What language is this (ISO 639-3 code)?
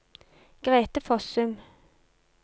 nor